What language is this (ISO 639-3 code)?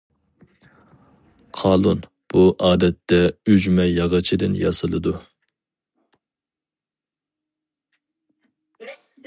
uig